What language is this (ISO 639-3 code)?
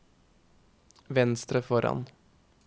nor